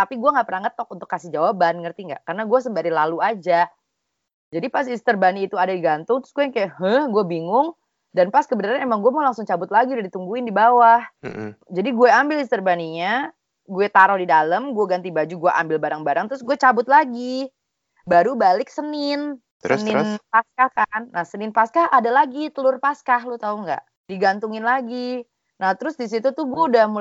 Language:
Indonesian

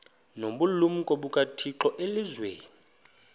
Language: Xhosa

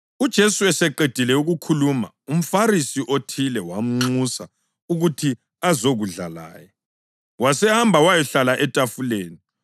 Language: North Ndebele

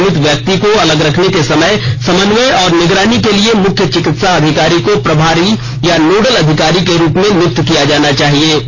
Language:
Hindi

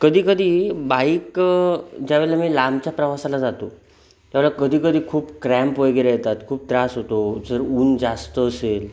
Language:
Marathi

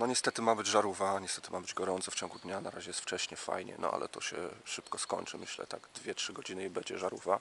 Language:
Polish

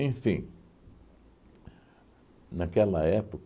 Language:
Portuguese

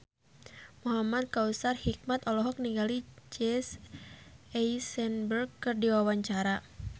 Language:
Sundanese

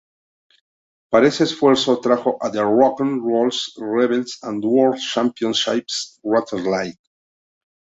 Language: Spanish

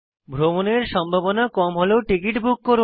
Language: Bangla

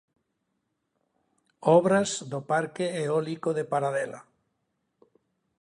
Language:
Galician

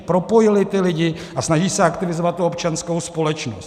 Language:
Czech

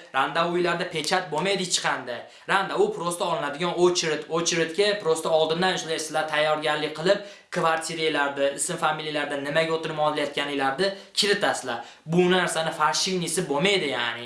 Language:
Uzbek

